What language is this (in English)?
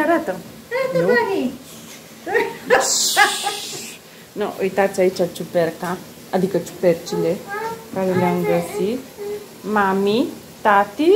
Romanian